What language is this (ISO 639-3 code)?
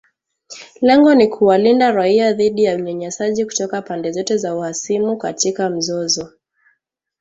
swa